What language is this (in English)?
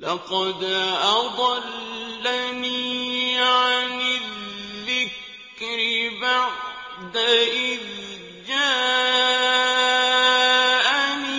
Arabic